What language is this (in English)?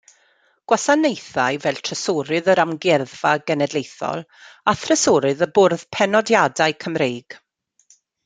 Welsh